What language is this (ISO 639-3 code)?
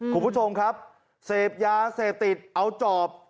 tha